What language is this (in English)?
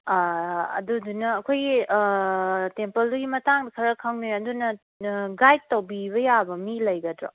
Manipuri